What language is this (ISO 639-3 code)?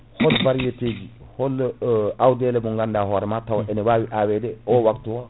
ful